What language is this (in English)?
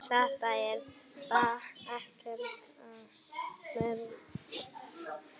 Icelandic